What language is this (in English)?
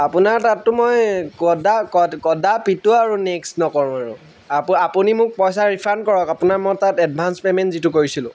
Assamese